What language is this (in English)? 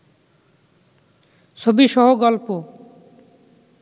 Bangla